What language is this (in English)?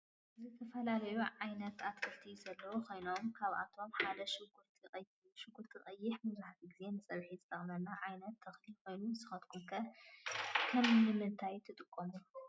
Tigrinya